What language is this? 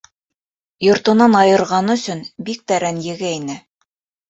Bashkir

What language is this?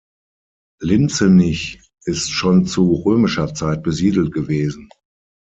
German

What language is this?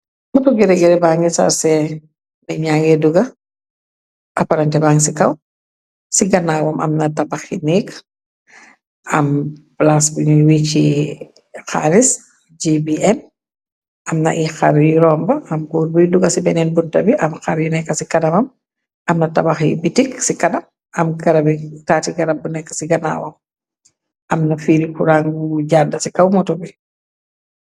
Wolof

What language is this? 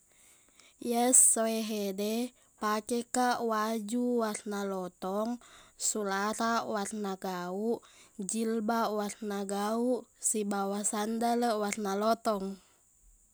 Buginese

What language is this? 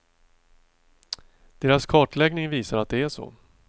Swedish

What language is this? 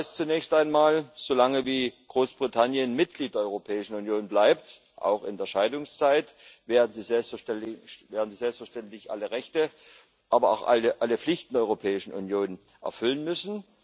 German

